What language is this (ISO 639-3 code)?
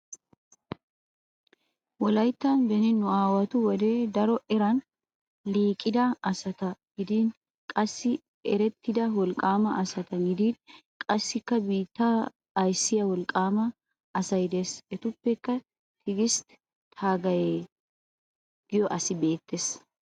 wal